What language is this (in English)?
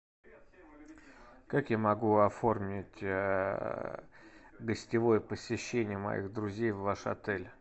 Russian